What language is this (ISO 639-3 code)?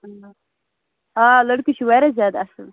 kas